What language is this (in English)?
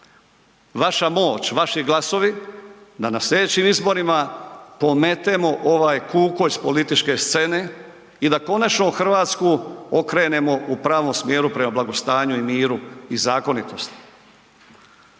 Croatian